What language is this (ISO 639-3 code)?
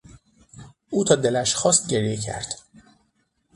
fas